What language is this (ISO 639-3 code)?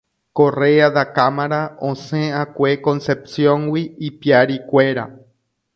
grn